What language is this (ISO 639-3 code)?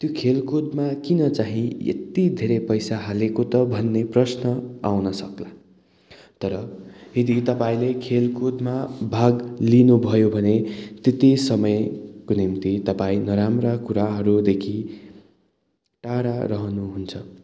nep